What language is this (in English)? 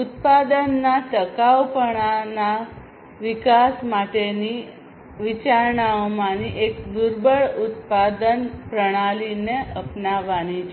Gujarati